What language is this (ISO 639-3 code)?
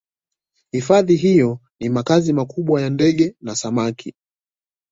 swa